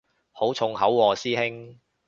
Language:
Cantonese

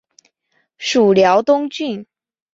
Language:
Chinese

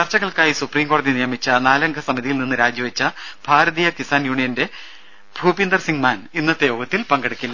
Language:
Malayalam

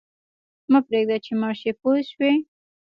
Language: Pashto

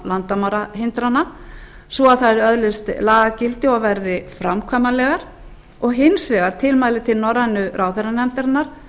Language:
Icelandic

